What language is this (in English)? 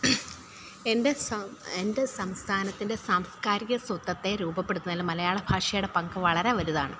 Malayalam